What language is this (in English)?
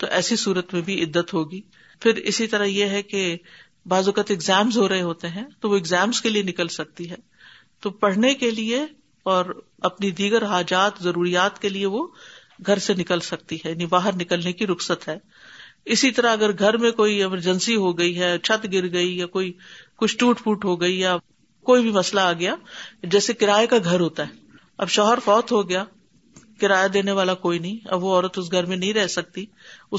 Urdu